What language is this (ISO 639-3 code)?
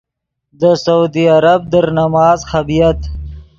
ydg